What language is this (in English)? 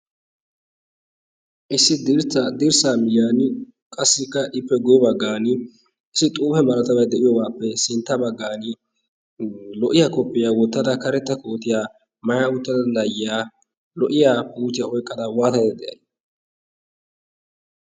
Wolaytta